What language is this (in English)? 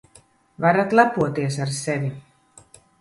Latvian